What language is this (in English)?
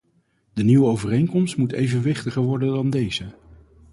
Dutch